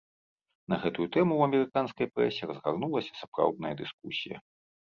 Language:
Belarusian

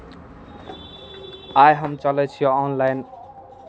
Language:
Maithili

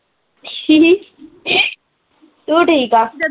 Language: Punjabi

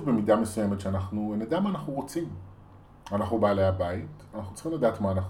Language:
Hebrew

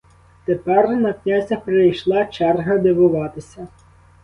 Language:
Ukrainian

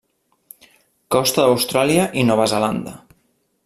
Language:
Catalan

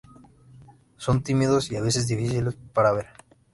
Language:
Spanish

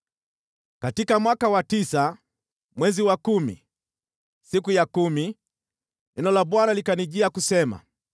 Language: Swahili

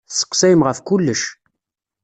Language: Kabyle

